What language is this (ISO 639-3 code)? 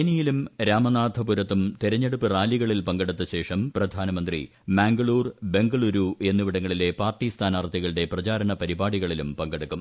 mal